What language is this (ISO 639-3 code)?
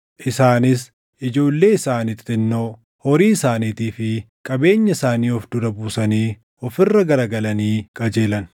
orm